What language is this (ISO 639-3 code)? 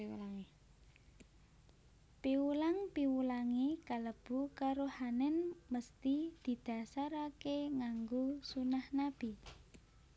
jav